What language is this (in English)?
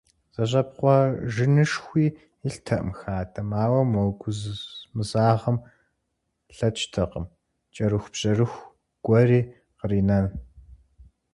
Kabardian